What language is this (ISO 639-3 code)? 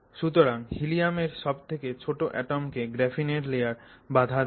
ben